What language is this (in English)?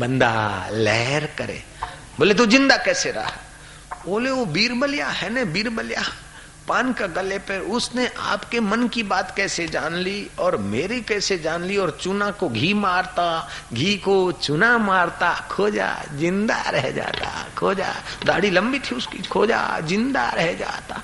Hindi